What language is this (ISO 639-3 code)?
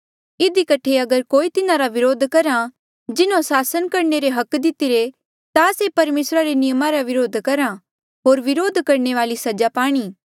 mjl